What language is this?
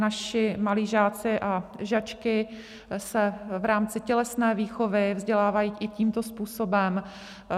Czech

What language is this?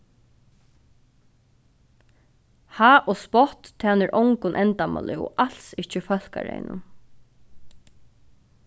Faroese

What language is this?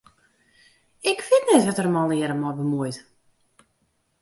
Western Frisian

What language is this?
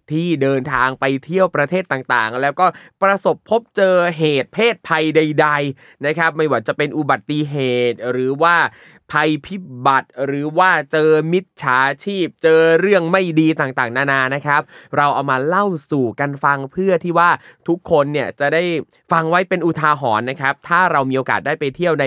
Thai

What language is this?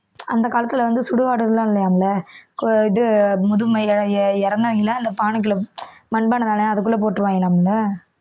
Tamil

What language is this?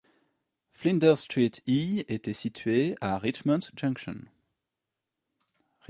French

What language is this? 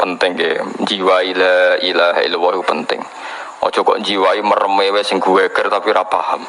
Indonesian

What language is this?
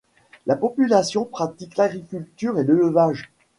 French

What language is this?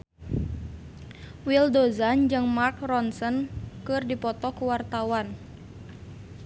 Sundanese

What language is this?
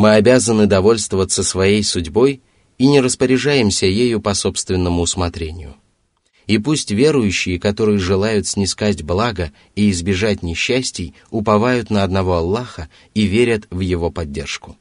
Russian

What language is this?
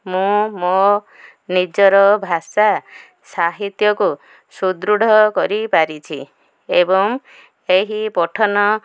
Odia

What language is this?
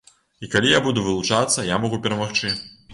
Belarusian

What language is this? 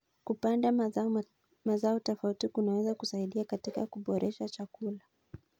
Kalenjin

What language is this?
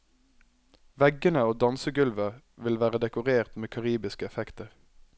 Norwegian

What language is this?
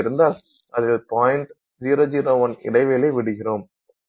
Tamil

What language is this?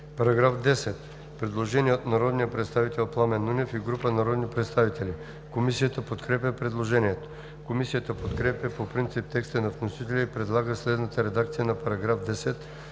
Bulgarian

